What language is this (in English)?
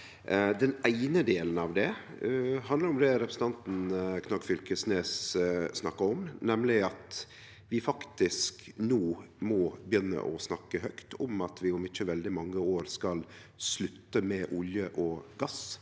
Norwegian